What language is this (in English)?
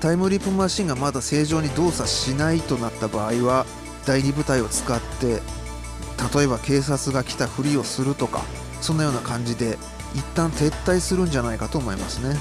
Japanese